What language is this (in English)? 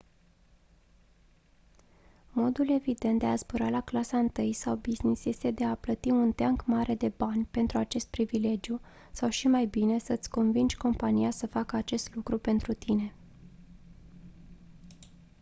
Romanian